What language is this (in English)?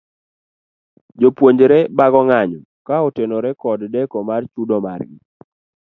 Luo (Kenya and Tanzania)